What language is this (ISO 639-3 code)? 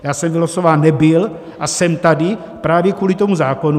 ces